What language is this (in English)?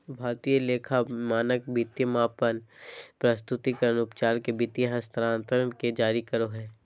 Magahi